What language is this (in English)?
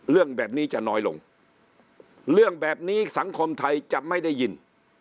Thai